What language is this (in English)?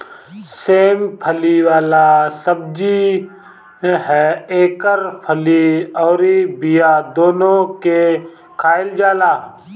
Bhojpuri